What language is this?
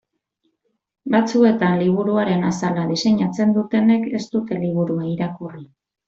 Basque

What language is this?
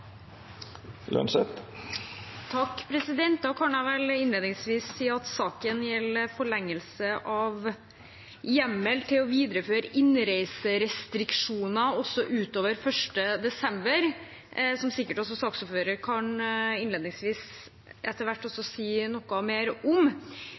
Norwegian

